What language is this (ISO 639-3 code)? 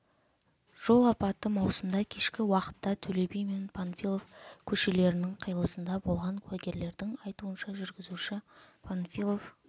kaz